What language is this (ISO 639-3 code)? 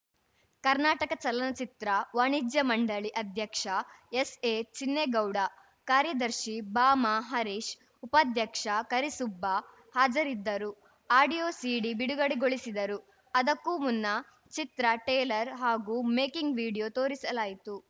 kan